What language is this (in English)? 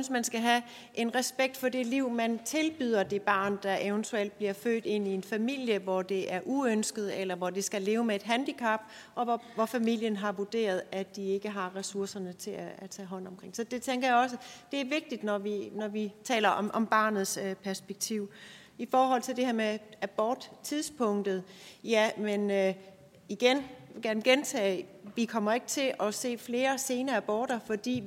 Danish